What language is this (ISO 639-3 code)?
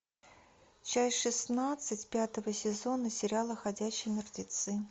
rus